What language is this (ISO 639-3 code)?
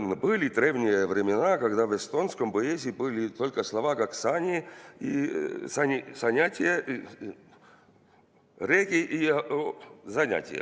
est